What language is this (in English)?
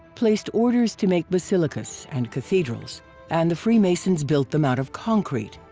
English